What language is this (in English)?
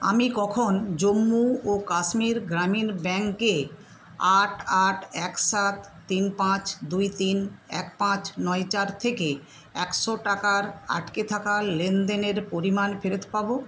Bangla